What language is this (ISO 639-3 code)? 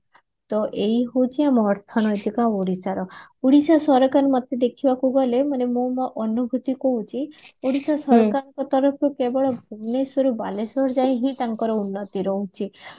ori